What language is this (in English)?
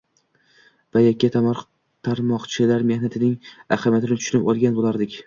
Uzbek